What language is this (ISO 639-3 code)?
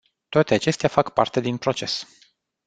ron